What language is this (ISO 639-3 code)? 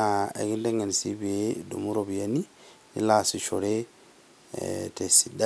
mas